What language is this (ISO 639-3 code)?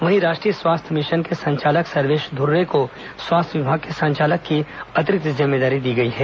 hin